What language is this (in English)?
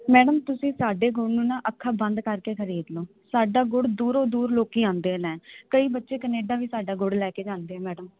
Punjabi